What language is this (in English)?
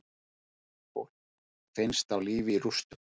Icelandic